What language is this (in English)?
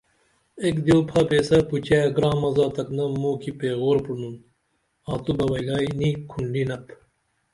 Dameli